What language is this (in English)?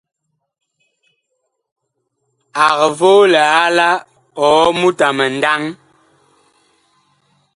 Bakoko